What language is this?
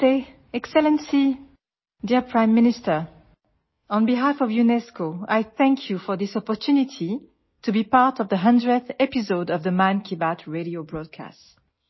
English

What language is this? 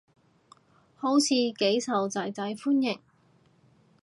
Cantonese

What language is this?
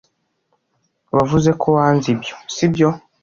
Kinyarwanda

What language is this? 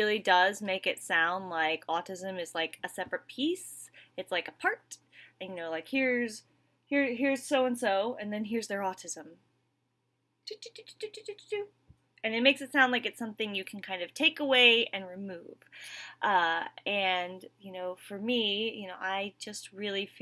English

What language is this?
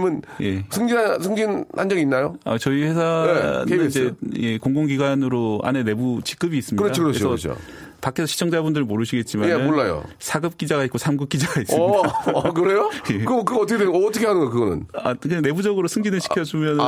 Korean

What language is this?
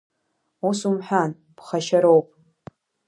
Abkhazian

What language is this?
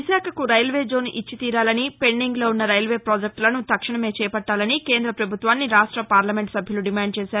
Telugu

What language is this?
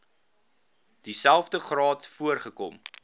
Afrikaans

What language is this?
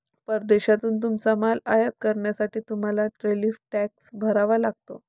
Marathi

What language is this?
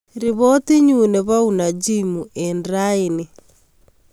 Kalenjin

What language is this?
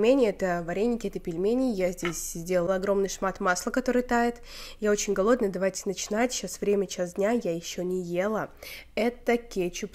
Russian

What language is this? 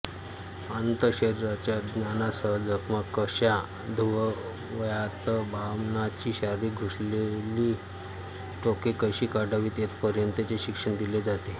Marathi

